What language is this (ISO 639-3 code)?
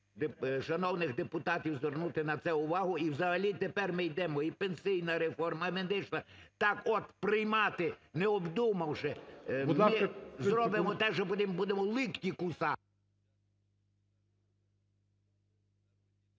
ukr